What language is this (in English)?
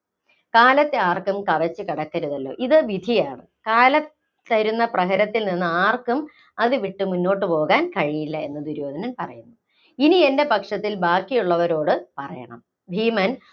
Malayalam